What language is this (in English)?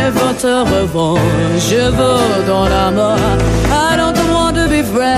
Greek